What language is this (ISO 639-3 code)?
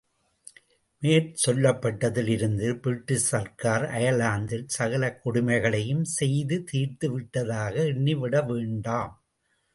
tam